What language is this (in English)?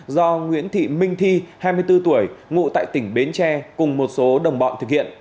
Vietnamese